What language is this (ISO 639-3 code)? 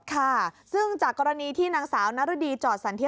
tha